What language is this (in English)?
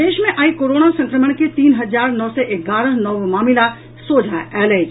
Maithili